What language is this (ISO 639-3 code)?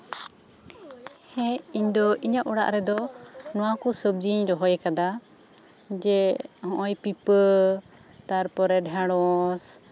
sat